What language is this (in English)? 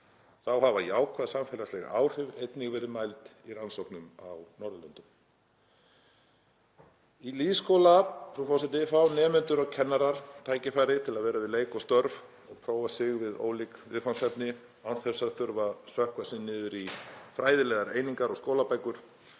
Icelandic